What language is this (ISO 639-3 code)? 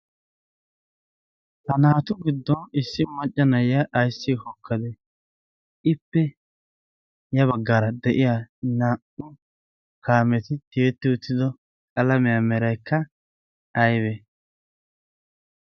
wal